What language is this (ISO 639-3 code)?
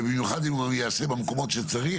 heb